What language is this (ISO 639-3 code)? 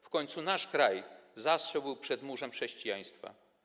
pol